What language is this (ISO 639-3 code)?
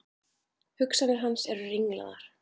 isl